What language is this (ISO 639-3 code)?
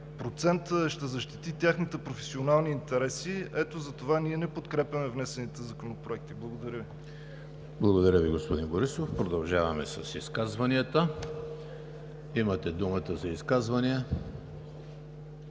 bul